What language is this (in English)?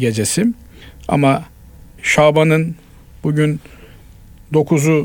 Turkish